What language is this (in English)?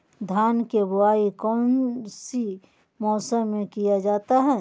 Magahi